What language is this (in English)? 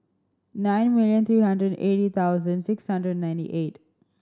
English